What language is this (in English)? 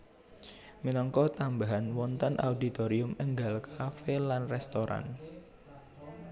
Javanese